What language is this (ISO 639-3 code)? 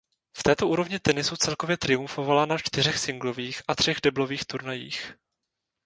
ces